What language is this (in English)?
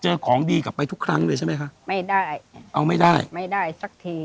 Thai